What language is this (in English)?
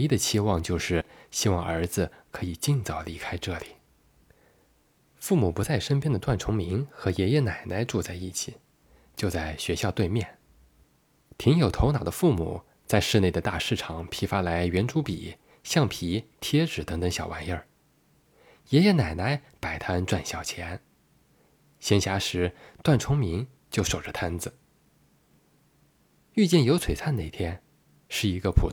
Chinese